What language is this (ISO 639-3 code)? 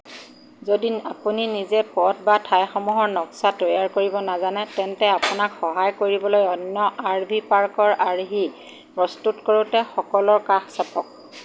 asm